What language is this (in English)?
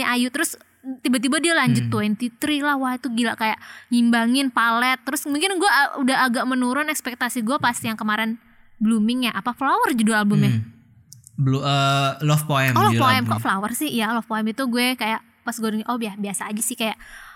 Indonesian